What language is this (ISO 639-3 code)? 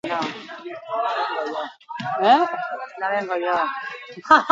eus